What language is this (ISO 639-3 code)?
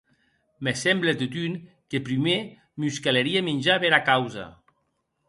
oci